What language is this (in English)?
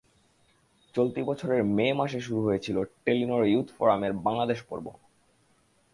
Bangla